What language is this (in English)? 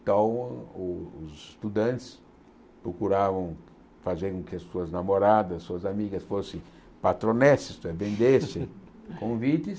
Portuguese